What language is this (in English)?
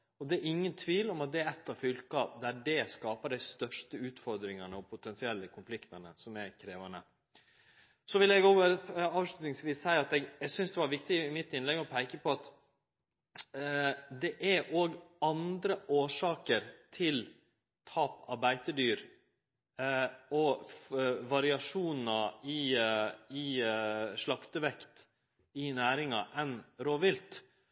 Norwegian Nynorsk